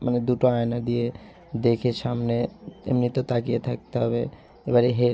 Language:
Bangla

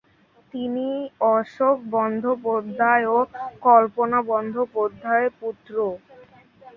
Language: Bangla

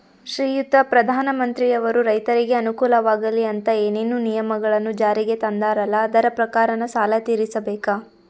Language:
Kannada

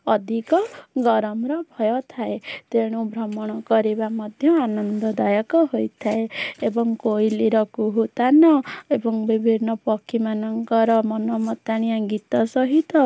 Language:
Odia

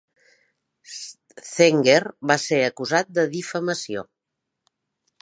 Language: Catalan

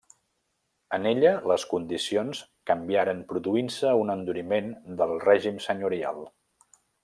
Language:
Catalan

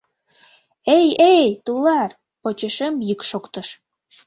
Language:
Mari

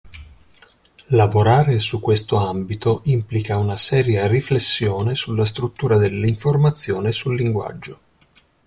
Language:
Italian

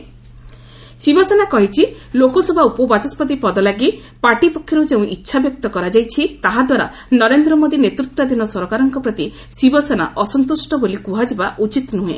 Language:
Odia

